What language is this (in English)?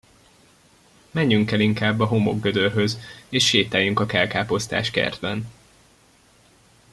Hungarian